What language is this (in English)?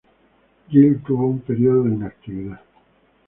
Spanish